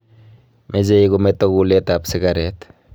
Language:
Kalenjin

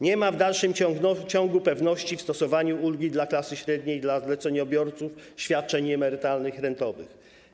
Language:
Polish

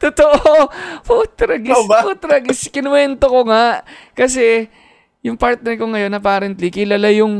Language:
Filipino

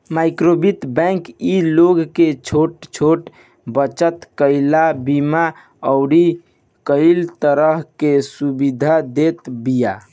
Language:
Bhojpuri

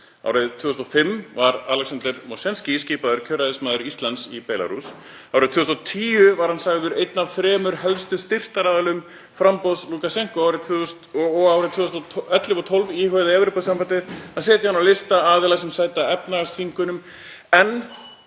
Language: Icelandic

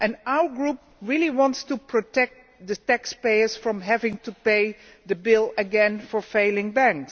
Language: English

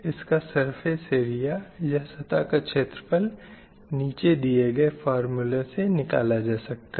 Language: Hindi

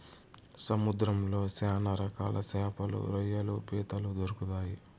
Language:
Telugu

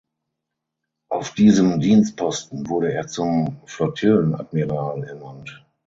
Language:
German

